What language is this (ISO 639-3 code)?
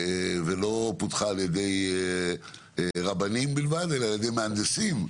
heb